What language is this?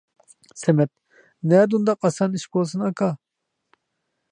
Uyghur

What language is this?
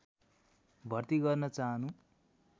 Nepali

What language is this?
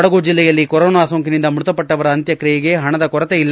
Kannada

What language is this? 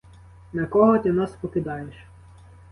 Ukrainian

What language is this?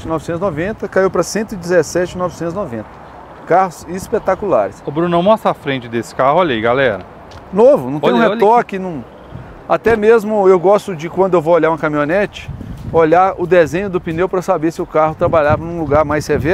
Portuguese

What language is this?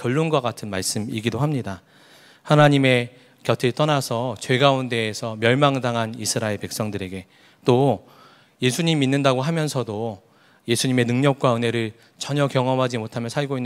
Korean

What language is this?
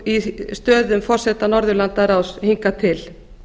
Icelandic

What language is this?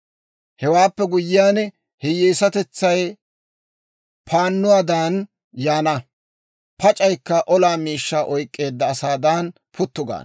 Dawro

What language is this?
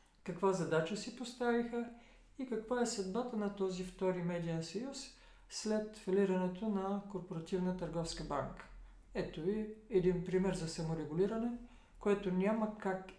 Bulgarian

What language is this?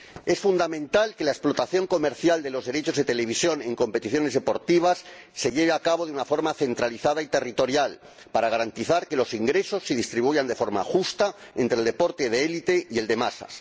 Spanish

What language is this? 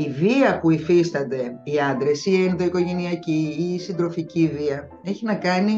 Greek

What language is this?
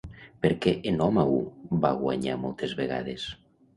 Catalan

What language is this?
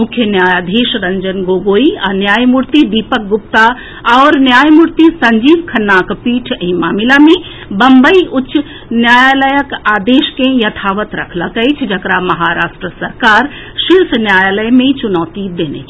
Maithili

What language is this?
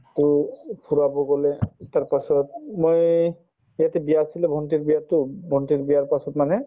Assamese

